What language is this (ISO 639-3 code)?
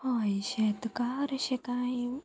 kok